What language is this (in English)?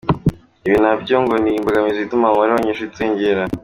Kinyarwanda